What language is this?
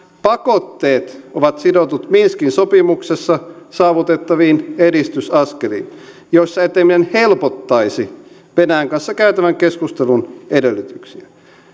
Finnish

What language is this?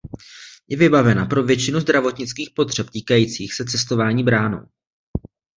Czech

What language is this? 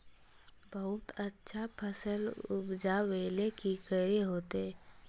Magahi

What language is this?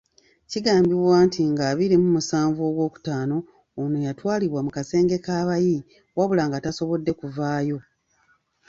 Ganda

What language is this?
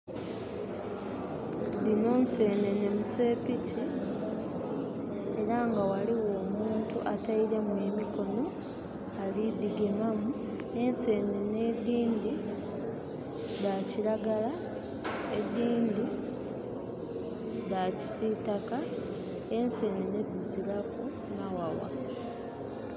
Soga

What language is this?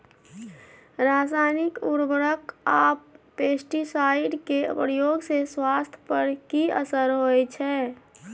Maithili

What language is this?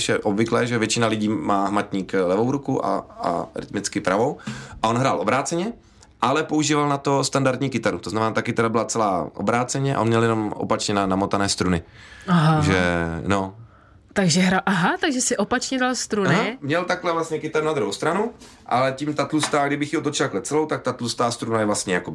Czech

